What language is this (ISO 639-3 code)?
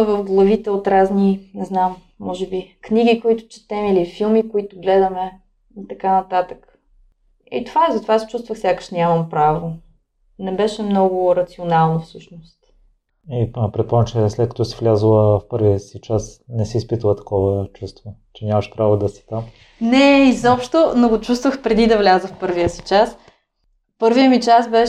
bul